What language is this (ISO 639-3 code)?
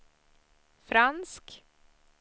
swe